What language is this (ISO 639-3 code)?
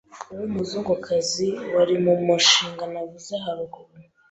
kin